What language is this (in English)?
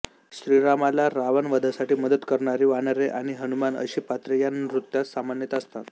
Marathi